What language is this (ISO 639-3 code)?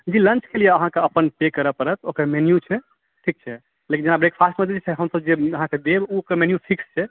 mai